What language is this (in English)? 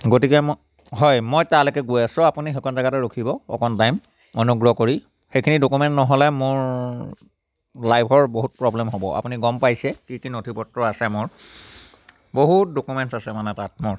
Assamese